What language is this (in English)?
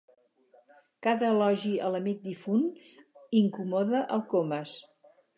Catalan